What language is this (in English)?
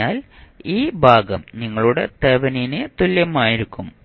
Malayalam